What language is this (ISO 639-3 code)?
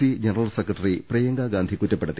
mal